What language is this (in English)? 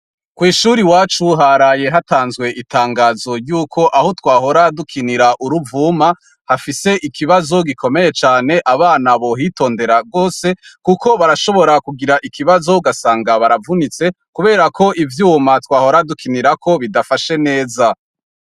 Rundi